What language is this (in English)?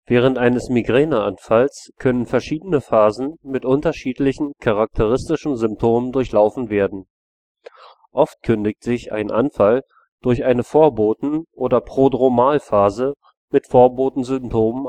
German